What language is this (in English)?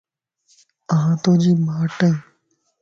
Lasi